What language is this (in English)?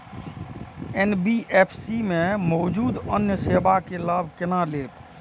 Maithili